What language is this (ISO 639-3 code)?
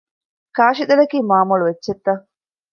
div